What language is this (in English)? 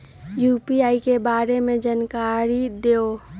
Magahi